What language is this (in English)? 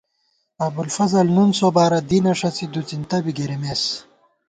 Gawar-Bati